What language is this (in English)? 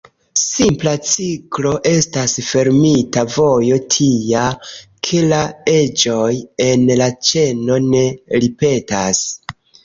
Esperanto